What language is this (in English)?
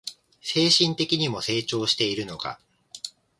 Japanese